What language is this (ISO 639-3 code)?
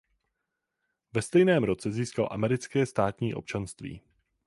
ces